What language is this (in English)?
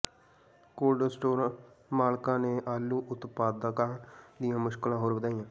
Punjabi